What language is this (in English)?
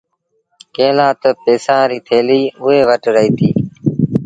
Sindhi Bhil